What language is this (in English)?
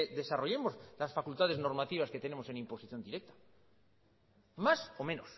Spanish